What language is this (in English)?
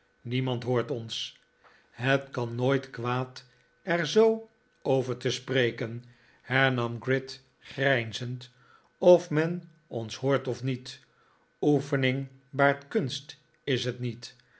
Dutch